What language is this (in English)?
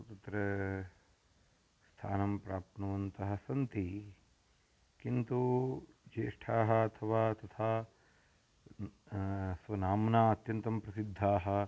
Sanskrit